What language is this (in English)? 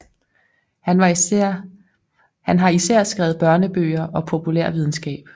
Danish